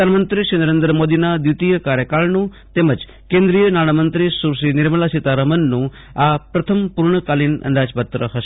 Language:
Gujarati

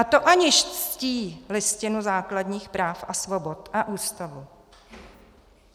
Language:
Czech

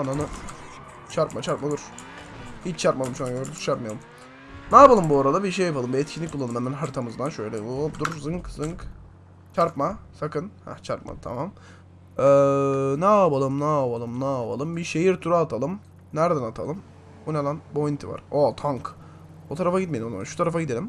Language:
Turkish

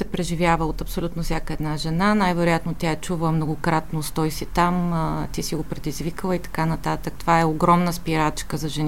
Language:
Bulgarian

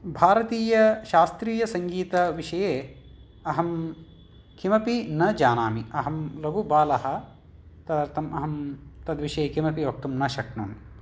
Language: Sanskrit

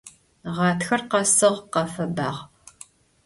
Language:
Adyghe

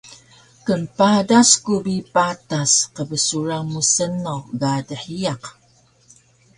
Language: Taroko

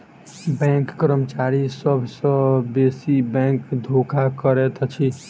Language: Maithili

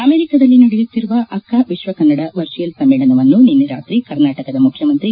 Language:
Kannada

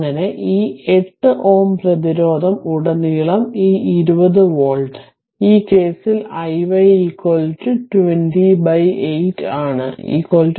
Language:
Malayalam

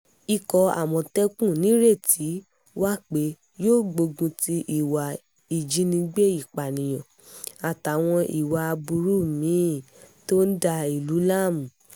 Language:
Yoruba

